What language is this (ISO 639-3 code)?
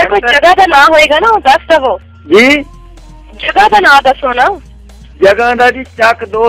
hin